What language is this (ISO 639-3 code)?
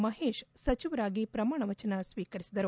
kan